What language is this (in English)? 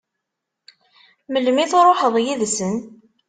Kabyle